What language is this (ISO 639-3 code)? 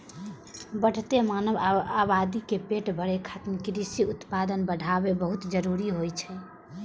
mai